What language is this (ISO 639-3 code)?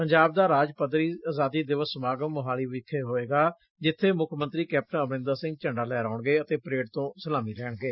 pan